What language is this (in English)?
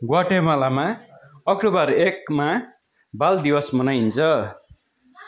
Nepali